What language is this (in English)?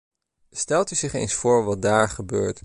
Dutch